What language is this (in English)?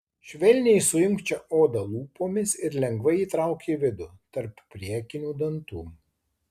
Lithuanian